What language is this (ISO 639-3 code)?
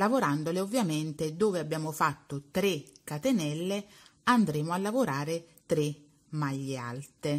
ita